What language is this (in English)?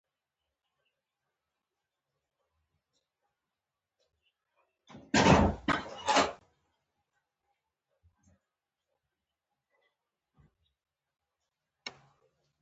Pashto